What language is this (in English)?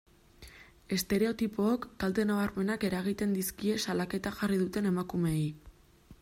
Basque